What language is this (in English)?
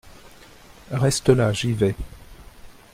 French